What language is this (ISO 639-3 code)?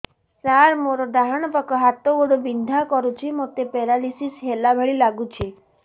ori